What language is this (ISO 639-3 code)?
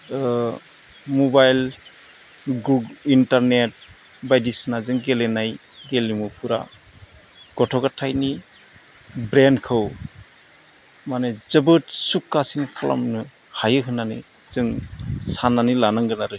brx